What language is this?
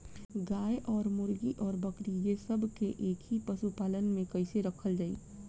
Bhojpuri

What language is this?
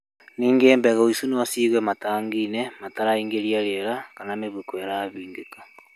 Kikuyu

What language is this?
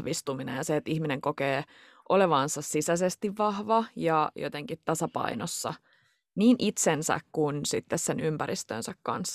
Finnish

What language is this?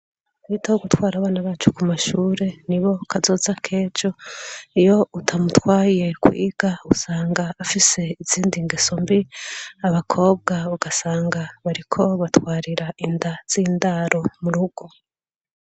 Rundi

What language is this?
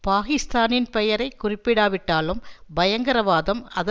Tamil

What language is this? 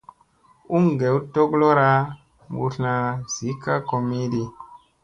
Musey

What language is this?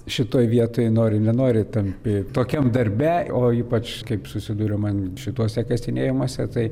Lithuanian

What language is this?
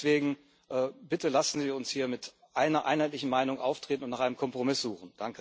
German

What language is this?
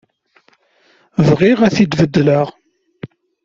Kabyle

